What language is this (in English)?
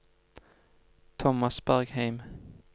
Norwegian